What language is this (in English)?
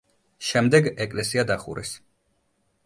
Georgian